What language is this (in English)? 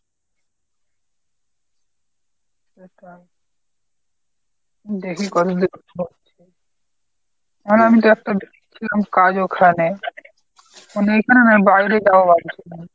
Bangla